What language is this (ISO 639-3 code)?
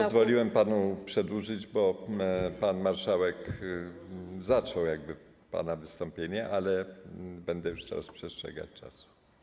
pol